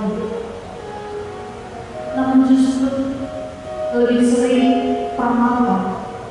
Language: Indonesian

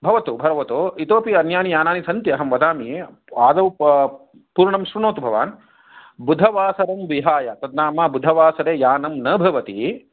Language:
Sanskrit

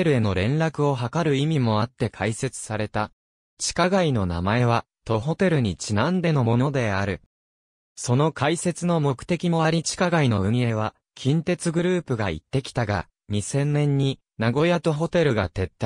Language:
Japanese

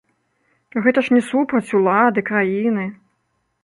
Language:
Belarusian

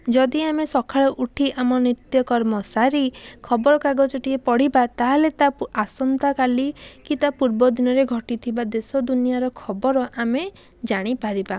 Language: Odia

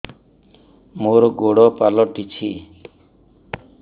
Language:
Odia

